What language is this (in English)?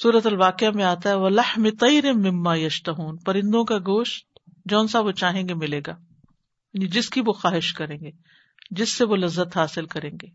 Urdu